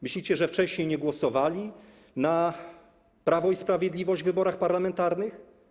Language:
Polish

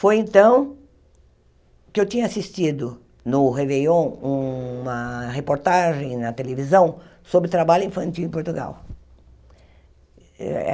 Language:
Portuguese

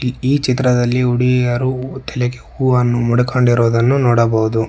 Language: Kannada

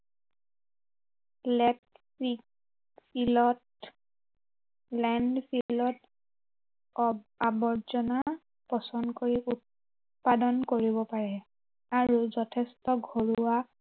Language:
Assamese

